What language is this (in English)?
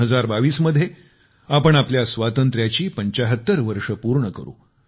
Marathi